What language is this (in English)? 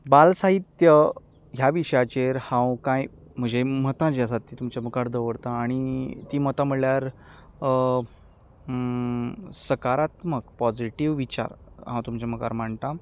Konkani